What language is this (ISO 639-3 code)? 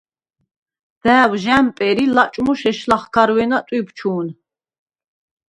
sva